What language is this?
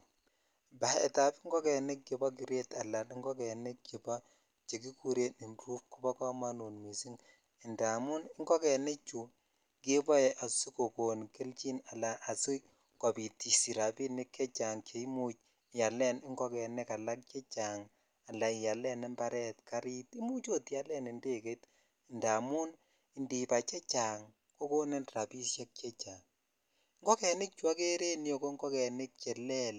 Kalenjin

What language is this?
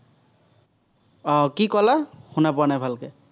Assamese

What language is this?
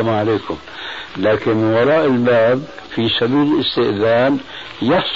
Arabic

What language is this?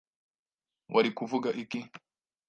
Kinyarwanda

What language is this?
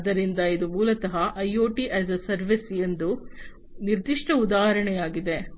Kannada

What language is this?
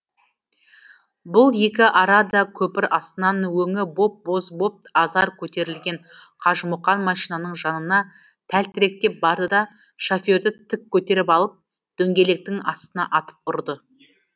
Kazakh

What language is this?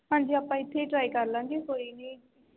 Punjabi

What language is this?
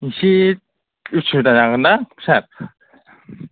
Bodo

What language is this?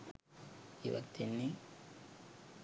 Sinhala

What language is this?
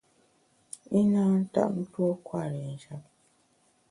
Bamun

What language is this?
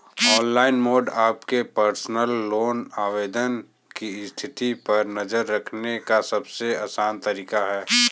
Hindi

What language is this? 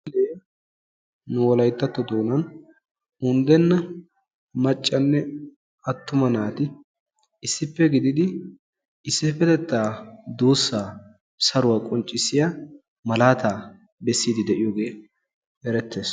Wolaytta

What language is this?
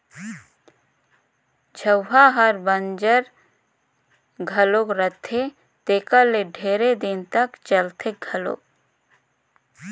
Chhattisgarhi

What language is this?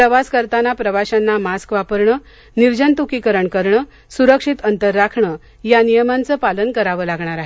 Marathi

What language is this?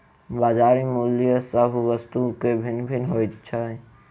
Maithili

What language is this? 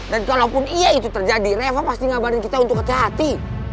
Indonesian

